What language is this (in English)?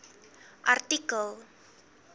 Afrikaans